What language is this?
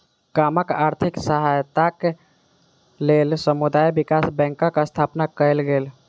Maithili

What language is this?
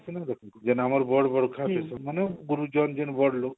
Odia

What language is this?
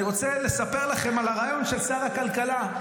Hebrew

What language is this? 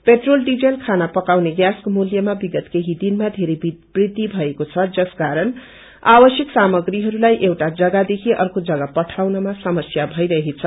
Nepali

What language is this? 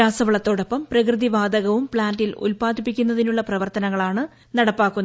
Malayalam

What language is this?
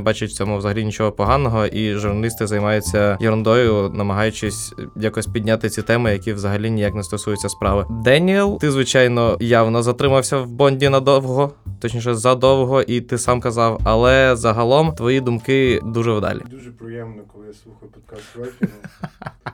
Ukrainian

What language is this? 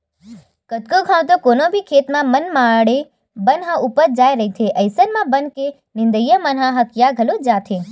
Chhattisgarhi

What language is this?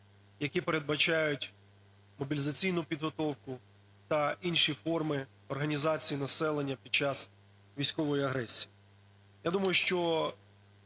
Ukrainian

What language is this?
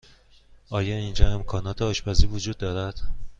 Persian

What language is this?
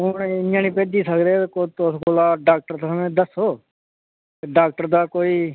Dogri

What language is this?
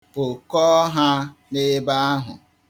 Igbo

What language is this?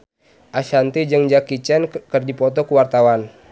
Sundanese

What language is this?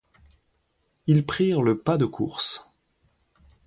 French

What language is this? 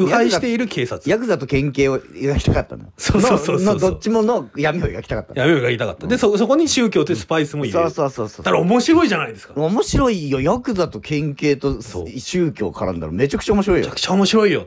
Japanese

